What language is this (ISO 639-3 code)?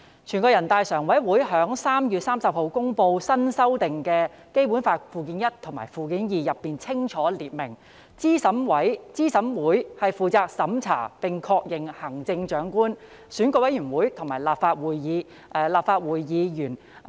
yue